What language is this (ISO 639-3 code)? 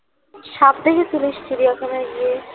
ben